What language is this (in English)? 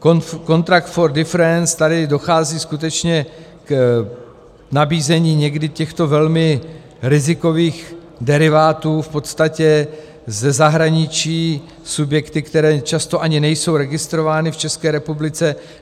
Czech